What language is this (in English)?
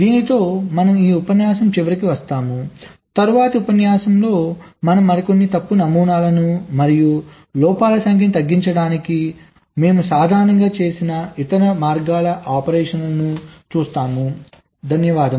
Telugu